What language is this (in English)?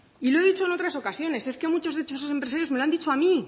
Spanish